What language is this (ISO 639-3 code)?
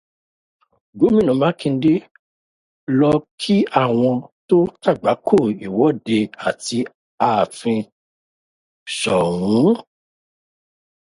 yor